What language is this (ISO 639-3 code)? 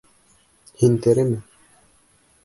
bak